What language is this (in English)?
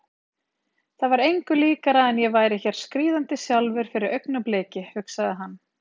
Icelandic